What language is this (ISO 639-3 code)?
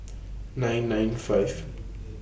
eng